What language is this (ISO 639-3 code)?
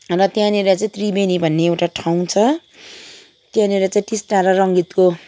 nep